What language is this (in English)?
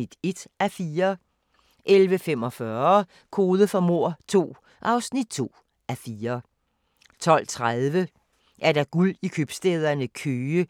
Danish